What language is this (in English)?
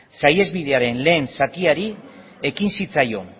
Basque